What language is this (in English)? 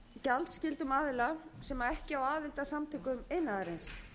Icelandic